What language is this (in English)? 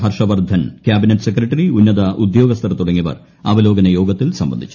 Malayalam